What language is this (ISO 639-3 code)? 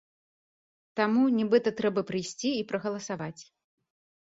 bel